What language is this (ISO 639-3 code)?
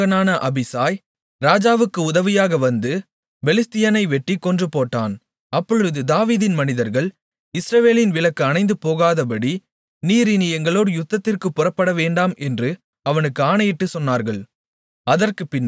tam